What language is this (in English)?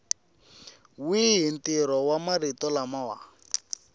Tsonga